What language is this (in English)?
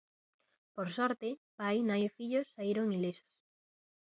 Galician